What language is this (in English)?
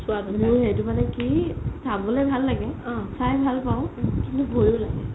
Assamese